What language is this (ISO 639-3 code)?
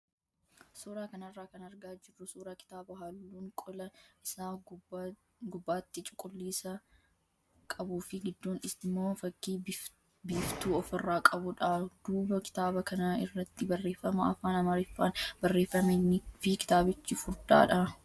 orm